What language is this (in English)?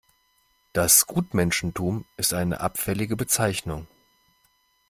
German